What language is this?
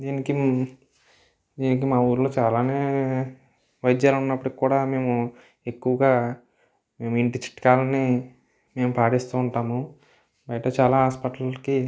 Telugu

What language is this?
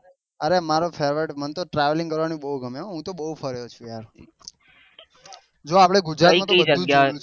Gujarati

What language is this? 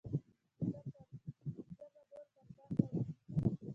Pashto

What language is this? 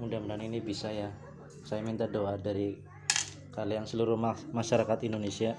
Indonesian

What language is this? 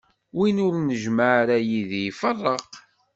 Kabyle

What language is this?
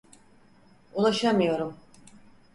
Turkish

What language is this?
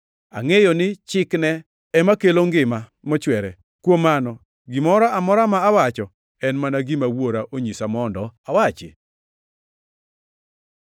Luo (Kenya and Tanzania)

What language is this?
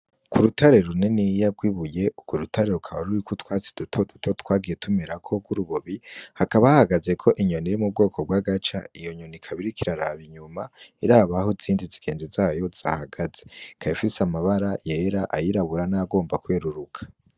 Rundi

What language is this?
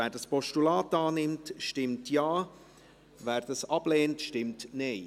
Swiss German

